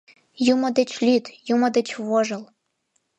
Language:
Mari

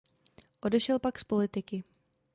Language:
Czech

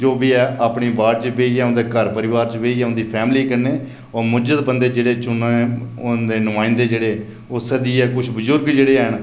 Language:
Dogri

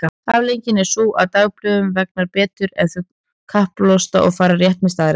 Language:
Icelandic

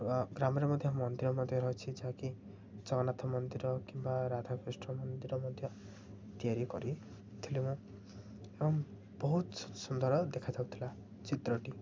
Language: Odia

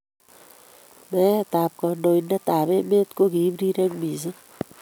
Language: Kalenjin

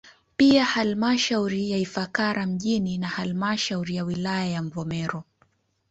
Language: Swahili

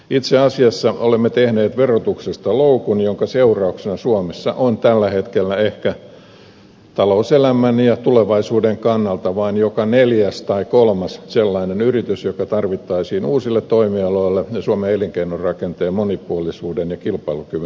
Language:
Finnish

